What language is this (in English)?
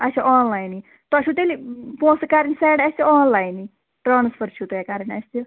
Kashmiri